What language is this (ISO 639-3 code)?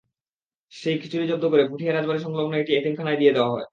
ben